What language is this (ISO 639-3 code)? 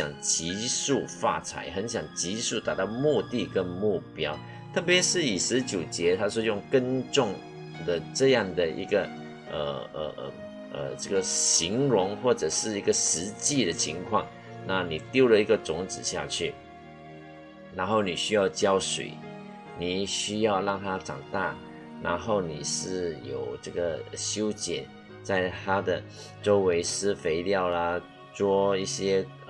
zho